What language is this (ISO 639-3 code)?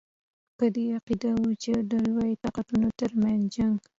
pus